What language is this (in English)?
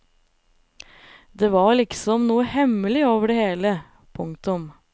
Norwegian